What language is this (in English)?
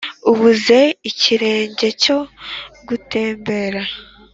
Kinyarwanda